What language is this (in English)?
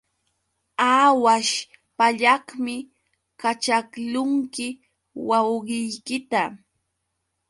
Yauyos Quechua